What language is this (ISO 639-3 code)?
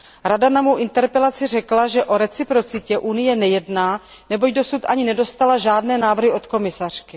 ces